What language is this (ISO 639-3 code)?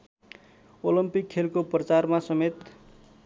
nep